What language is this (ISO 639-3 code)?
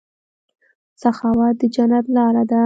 pus